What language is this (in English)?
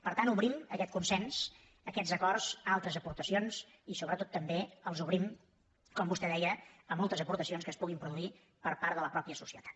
Catalan